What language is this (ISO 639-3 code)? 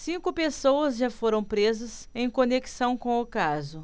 por